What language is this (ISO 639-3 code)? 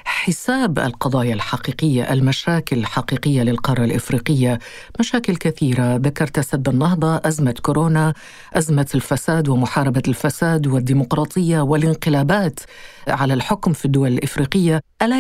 ara